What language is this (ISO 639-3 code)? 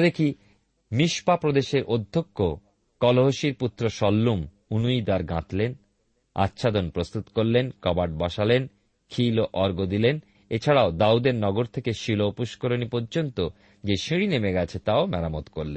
ben